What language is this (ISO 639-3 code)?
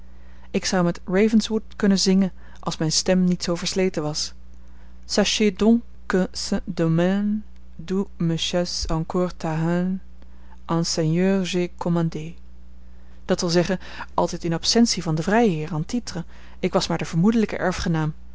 nld